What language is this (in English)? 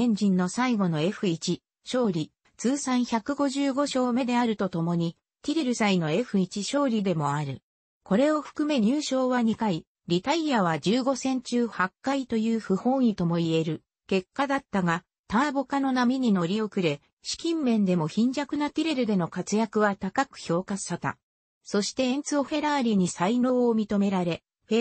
Japanese